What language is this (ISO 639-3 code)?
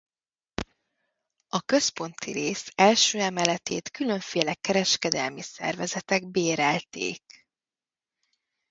hun